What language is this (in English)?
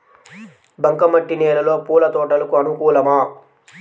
Telugu